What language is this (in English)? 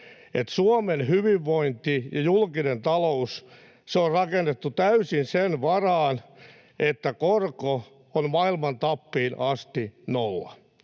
Finnish